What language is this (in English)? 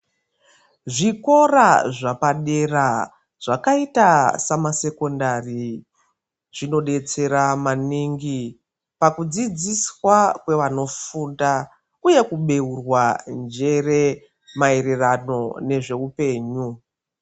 Ndau